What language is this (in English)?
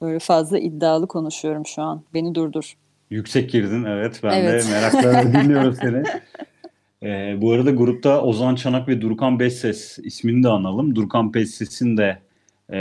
Turkish